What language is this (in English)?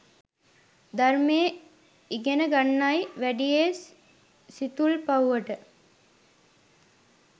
Sinhala